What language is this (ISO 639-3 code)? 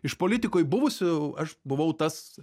lit